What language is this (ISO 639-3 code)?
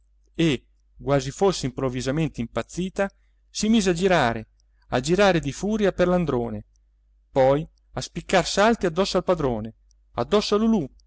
ita